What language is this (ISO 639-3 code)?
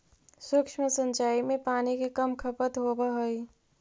mag